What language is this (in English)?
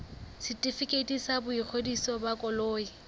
Southern Sotho